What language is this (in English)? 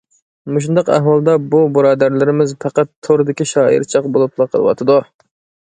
Uyghur